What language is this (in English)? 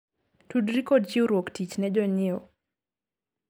Luo (Kenya and Tanzania)